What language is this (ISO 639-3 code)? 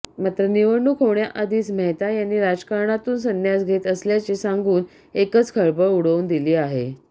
mar